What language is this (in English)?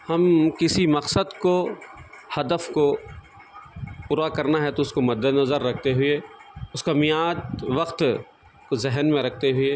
Urdu